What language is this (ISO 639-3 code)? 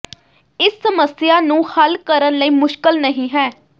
pan